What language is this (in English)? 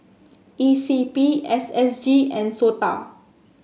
English